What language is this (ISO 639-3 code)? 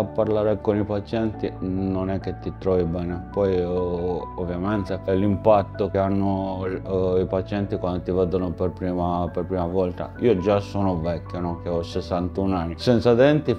ita